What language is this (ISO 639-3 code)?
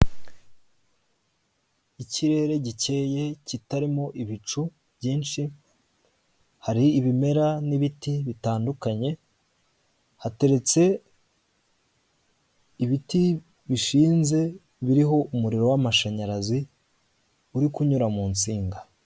kin